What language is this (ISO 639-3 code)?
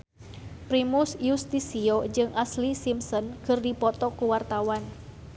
sun